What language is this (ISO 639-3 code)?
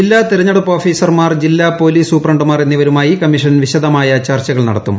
mal